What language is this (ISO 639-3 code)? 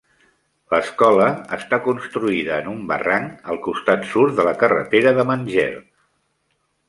cat